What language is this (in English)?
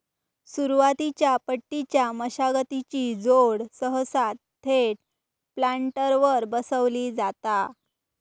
Marathi